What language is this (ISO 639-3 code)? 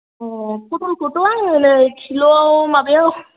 brx